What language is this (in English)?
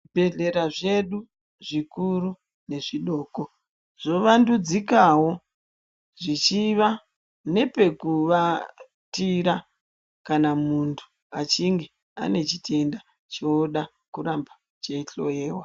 Ndau